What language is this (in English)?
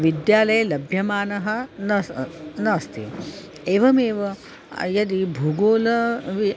Sanskrit